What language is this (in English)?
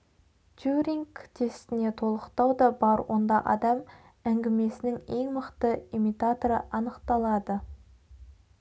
Kazakh